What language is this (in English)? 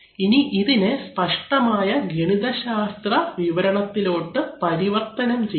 Malayalam